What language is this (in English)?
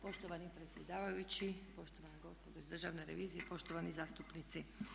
Croatian